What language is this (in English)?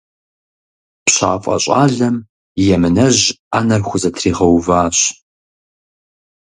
Kabardian